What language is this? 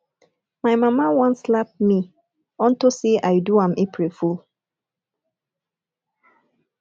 Nigerian Pidgin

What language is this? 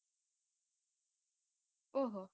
Gujarati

